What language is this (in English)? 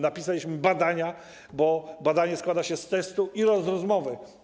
Polish